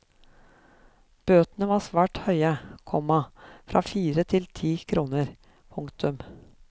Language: Norwegian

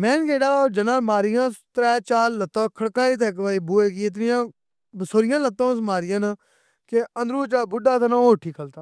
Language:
Pahari-Potwari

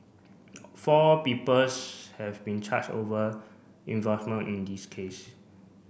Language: English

